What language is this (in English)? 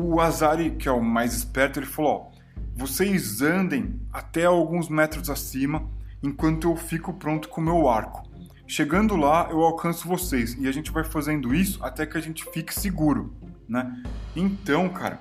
Portuguese